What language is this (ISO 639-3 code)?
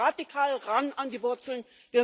deu